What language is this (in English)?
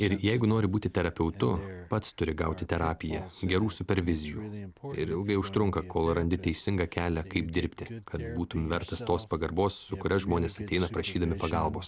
Lithuanian